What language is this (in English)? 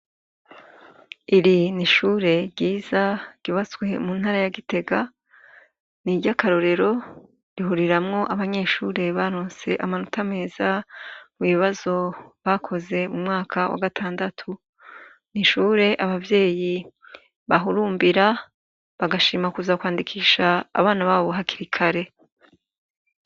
Rundi